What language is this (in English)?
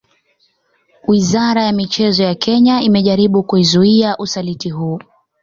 Swahili